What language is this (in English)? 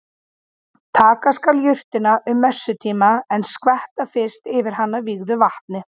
Icelandic